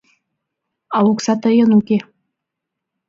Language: Mari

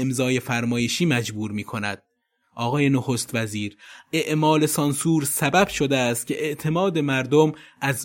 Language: Persian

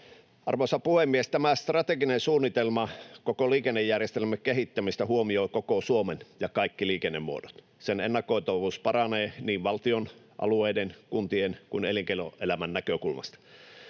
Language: Finnish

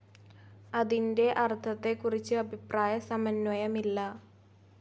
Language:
Malayalam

